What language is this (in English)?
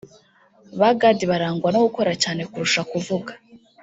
Kinyarwanda